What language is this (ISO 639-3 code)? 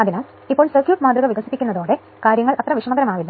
mal